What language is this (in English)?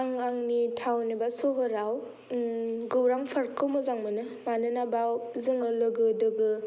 Bodo